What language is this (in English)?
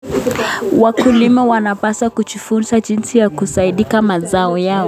Kalenjin